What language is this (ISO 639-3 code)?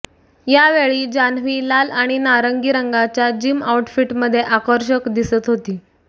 mar